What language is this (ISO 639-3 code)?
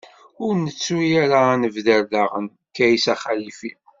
kab